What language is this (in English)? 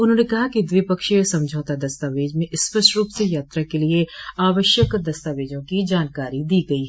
Hindi